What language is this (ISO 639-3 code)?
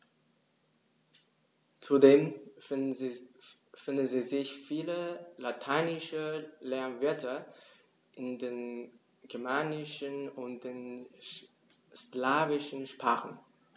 deu